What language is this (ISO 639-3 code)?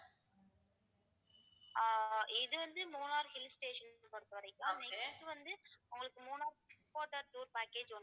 tam